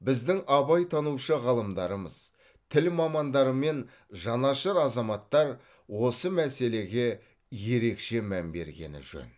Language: Kazakh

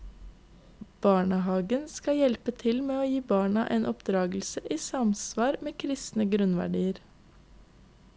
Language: Norwegian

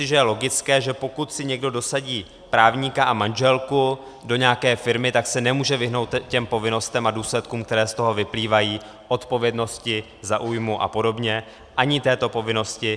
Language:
Czech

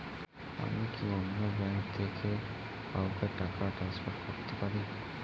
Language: Bangla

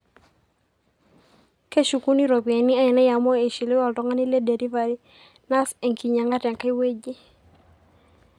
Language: Masai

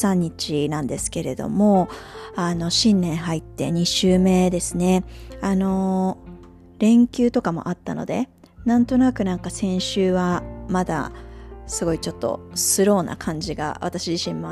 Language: Japanese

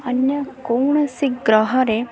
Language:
Odia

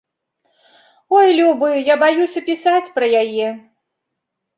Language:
Belarusian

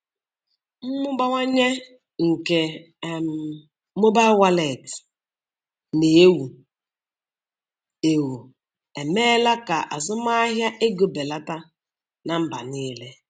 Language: Igbo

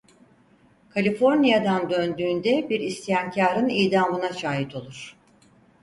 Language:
Turkish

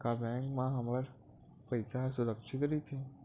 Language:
Chhattisgarhi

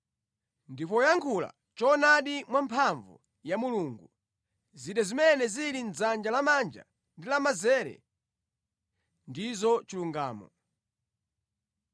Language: Nyanja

